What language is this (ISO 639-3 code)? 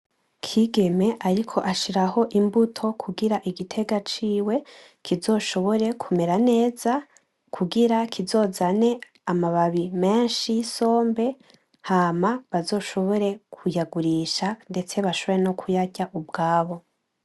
run